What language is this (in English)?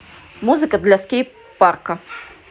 Russian